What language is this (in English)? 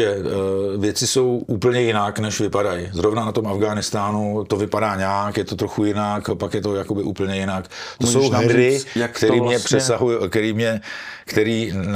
Czech